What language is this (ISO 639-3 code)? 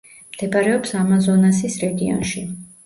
kat